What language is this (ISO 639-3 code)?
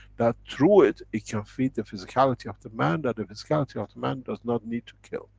eng